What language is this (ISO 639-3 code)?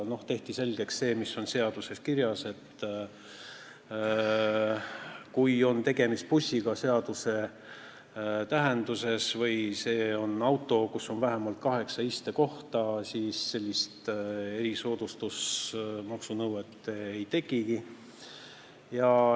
est